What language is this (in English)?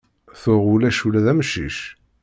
Kabyle